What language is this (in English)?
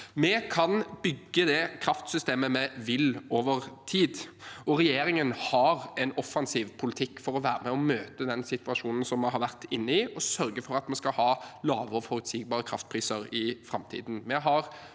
Norwegian